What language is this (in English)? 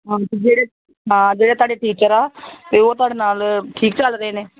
Punjabi